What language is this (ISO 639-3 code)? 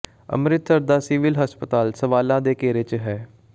pan